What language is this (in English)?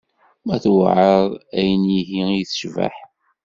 Kabyle